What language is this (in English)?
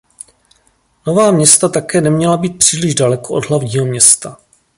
Czech